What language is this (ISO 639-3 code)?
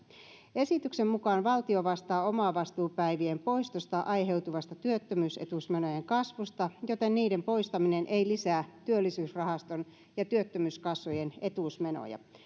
fin